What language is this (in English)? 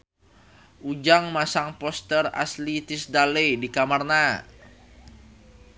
Sundanese